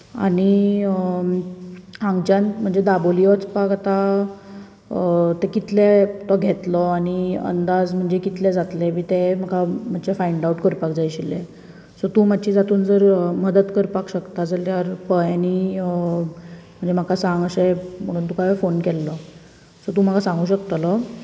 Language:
Konkani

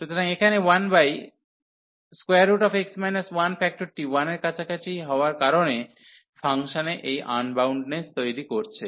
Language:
Bangla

